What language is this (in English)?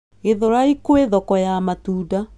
Kikuyu